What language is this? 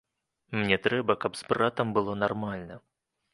Belarusian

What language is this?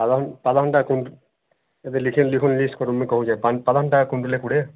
Odia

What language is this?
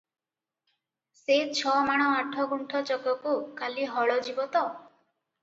Odia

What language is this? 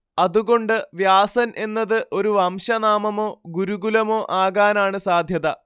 Malayalam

